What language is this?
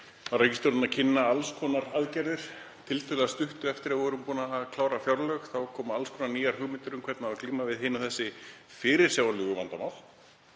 Icelandic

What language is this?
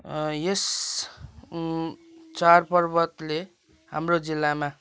Nepali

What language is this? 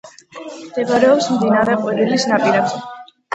Georgian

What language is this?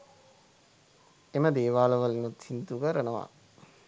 Sinhala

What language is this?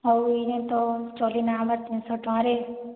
Odia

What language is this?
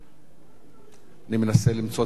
Hebrew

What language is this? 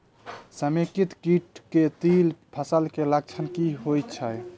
Maithili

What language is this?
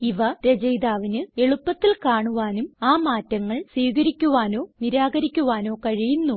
Malayalam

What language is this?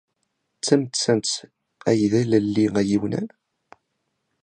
Kabyle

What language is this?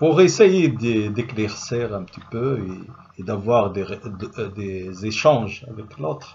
French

